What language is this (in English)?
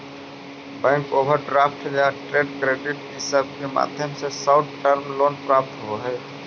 Magahi